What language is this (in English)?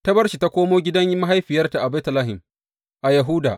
Hausa